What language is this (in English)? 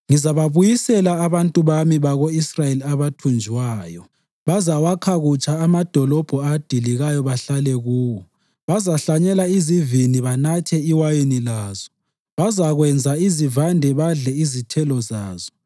North Ndebele